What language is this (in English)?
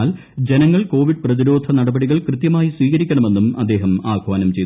Malayalam